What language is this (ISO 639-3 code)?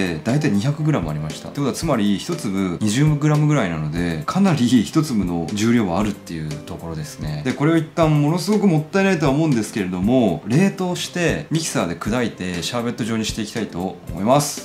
jpn